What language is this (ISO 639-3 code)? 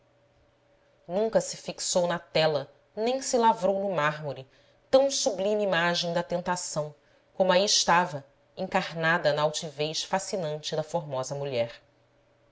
por